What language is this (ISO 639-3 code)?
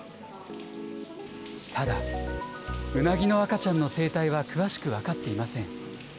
jpn